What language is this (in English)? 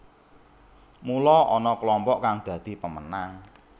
Javanese